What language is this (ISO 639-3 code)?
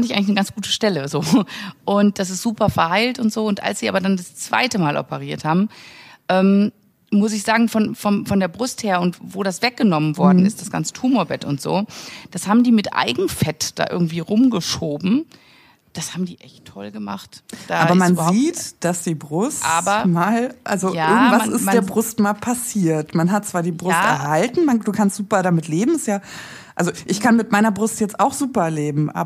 deu